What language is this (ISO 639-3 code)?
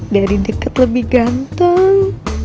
ind